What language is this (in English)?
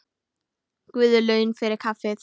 Icelandic